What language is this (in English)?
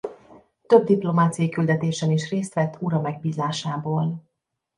Hungarian